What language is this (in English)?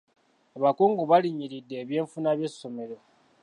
Ganda